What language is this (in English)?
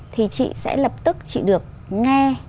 Vietnamese